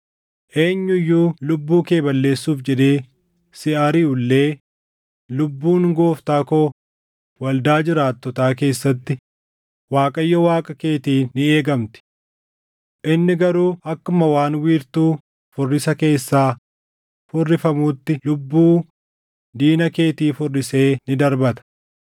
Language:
Oromo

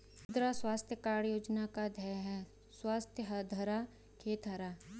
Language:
Hindi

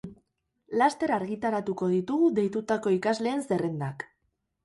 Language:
Basque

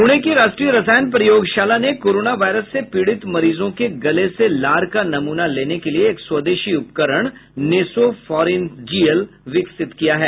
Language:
Hindi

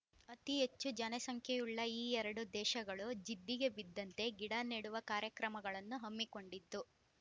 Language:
Kannada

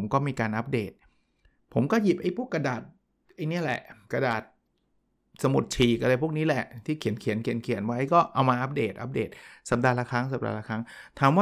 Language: Thai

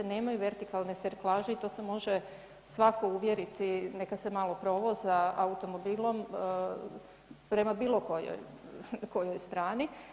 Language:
Croatian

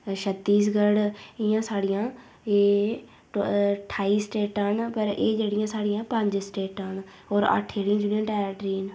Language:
Dogri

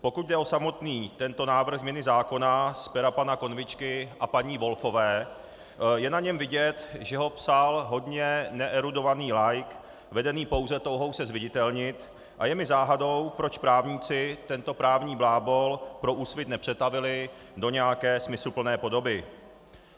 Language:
Czech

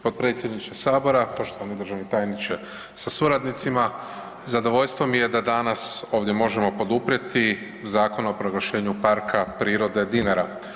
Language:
Croatian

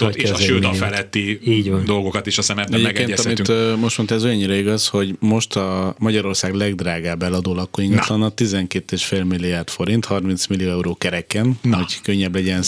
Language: Hungarian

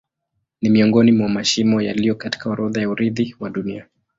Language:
Swahili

